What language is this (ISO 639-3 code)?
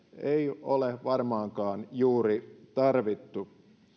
fin